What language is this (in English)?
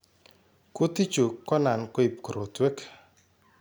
Kalenjin